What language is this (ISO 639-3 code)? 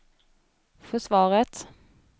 swe